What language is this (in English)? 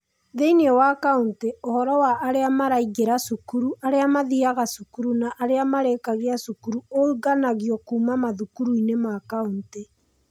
Kikuyu